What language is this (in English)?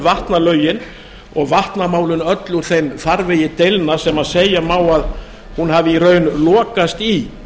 Icelandic